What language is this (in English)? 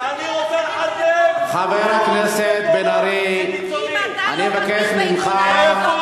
Hebrew